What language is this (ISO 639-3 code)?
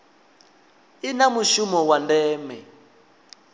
ven